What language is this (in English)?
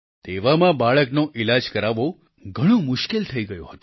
Gujarati